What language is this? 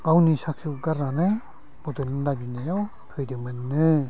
Bodo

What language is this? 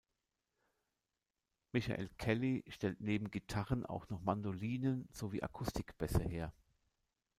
German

